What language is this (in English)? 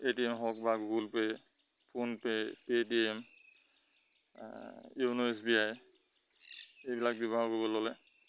Assamese